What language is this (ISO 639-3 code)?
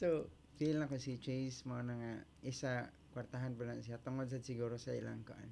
fil